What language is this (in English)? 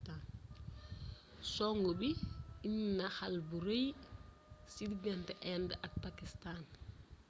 Wolof